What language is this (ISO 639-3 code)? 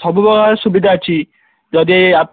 ori